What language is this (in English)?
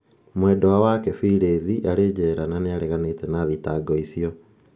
Kikuyu